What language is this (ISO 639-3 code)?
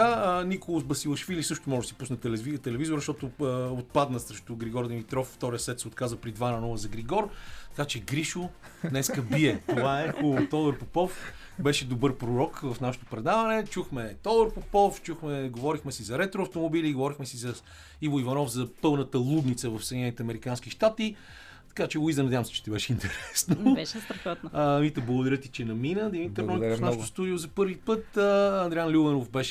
bul